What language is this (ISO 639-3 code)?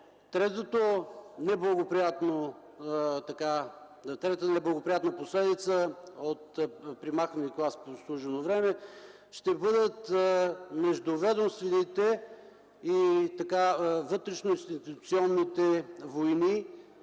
bul